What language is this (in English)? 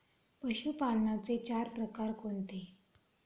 Marathi